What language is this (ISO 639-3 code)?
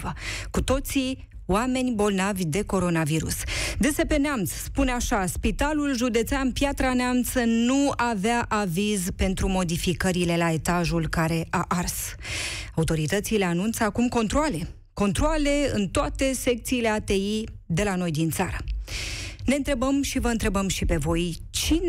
ron